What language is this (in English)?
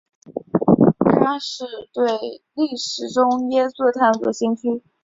Chinese